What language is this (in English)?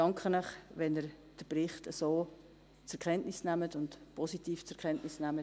Swiss German